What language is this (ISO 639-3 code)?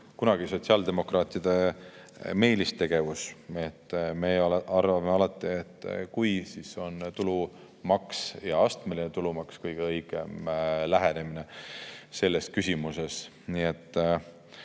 est